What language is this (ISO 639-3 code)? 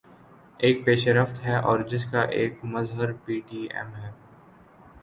urd